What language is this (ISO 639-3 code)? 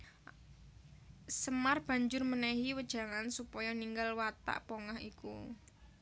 jav